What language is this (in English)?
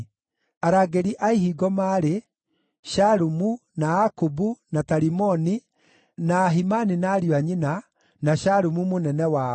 Kikuyu